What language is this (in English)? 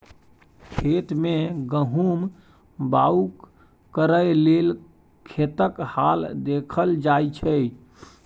Maithili